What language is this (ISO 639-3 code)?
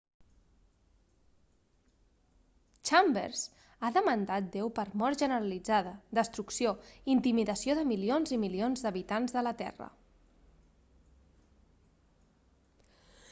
cat